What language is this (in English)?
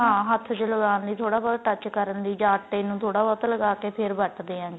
Punjabi